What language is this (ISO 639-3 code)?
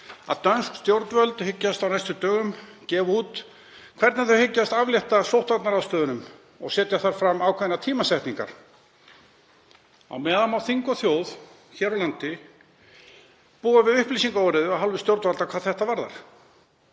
isl